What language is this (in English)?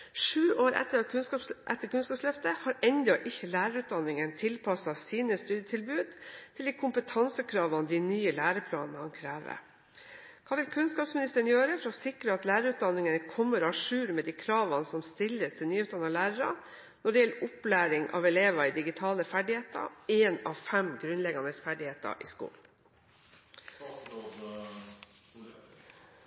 Norwegian